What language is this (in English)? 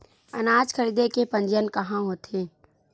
Chhattisgarhi